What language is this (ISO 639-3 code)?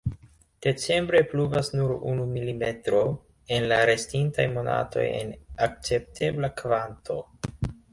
epo